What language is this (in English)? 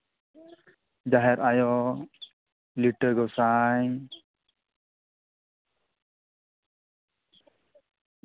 Santali